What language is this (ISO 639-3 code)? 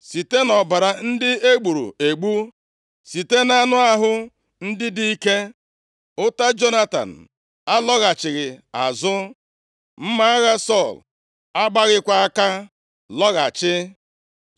ibo